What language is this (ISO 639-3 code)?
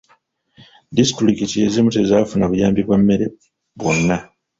lug